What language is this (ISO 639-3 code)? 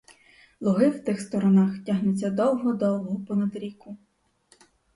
ukr